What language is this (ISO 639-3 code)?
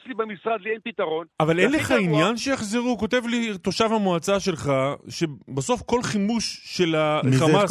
heb